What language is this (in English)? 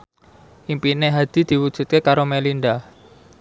Javanese